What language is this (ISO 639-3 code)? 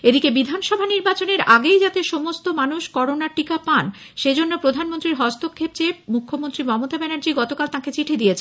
ben